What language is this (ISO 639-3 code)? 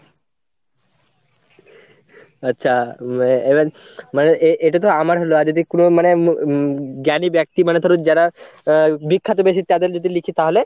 ben